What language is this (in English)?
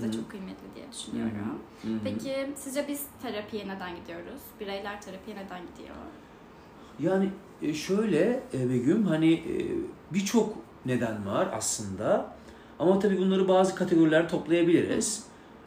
Turkish